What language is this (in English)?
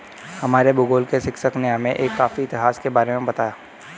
Hindi